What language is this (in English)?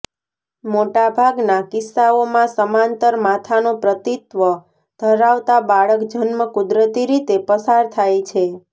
Gujarati